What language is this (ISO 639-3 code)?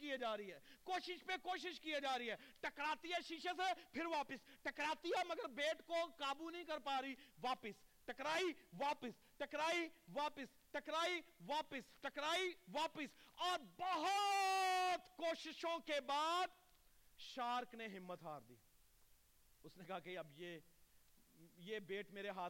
urd